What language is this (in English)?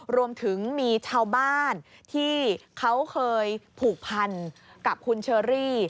Thai